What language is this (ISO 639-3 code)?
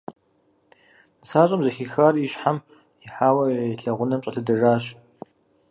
kbd